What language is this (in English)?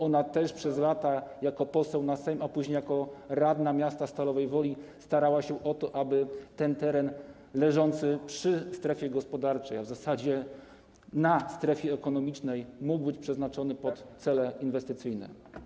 Polish